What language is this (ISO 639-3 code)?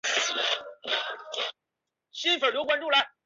zho